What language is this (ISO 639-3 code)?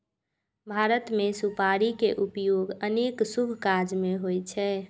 mai